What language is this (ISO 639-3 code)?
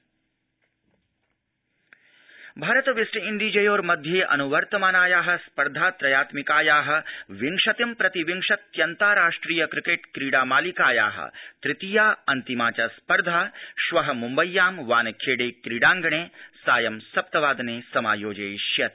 san